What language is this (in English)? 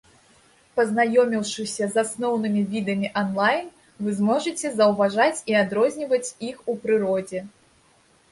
Belarusian